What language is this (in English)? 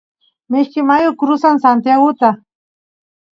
Santiago del Estero Quichua